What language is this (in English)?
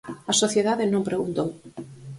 Galician